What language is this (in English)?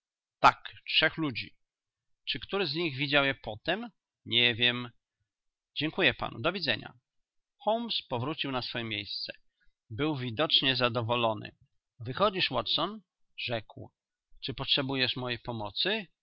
Polish